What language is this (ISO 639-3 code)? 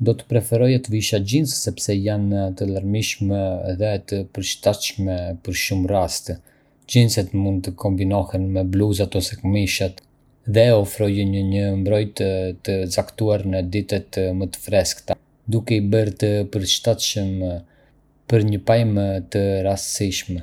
aae